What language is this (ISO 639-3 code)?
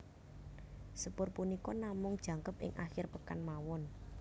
jav